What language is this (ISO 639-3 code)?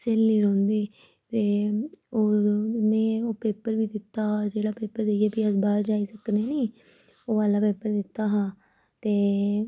doi